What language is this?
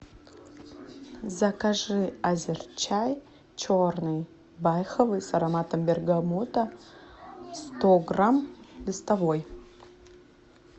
Russian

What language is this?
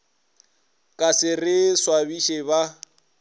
Northern Sotho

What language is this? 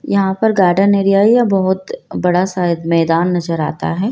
Hindi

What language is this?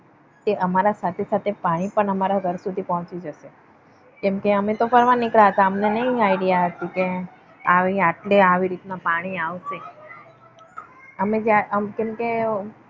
Gujarati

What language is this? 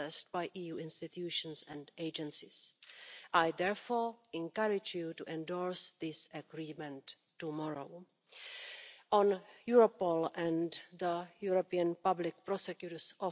Dutch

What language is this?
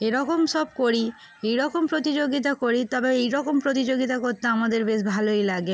Bangla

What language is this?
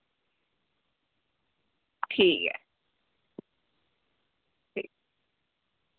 Dogri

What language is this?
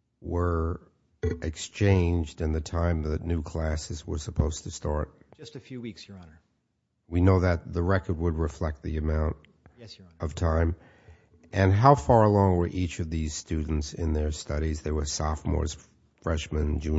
English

